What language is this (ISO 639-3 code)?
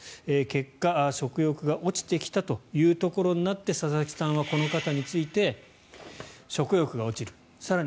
jpn